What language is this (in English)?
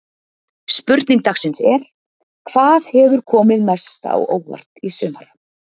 Icelandic